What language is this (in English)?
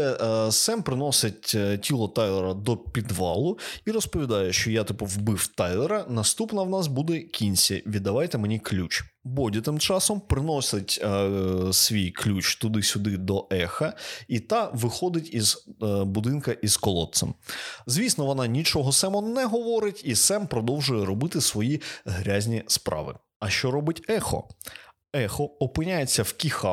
Ukrainian